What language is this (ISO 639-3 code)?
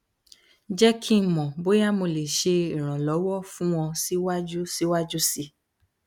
yor